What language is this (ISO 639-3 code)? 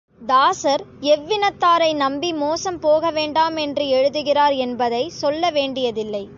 tam